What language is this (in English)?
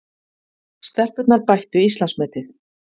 Icelandic